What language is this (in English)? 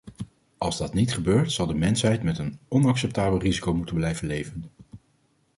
Dutch